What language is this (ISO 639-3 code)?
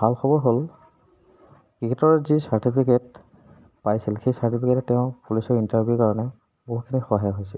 asm